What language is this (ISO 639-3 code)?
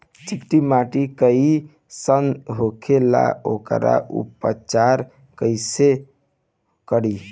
bho